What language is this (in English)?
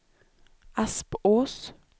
Swedish